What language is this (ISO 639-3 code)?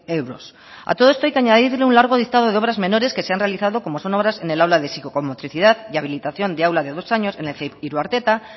spa